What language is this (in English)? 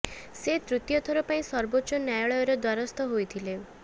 Odia